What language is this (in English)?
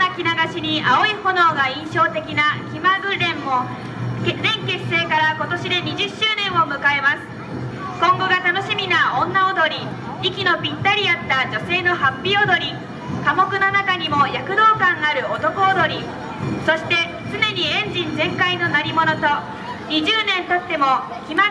Japanese